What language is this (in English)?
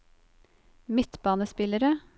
Norwegian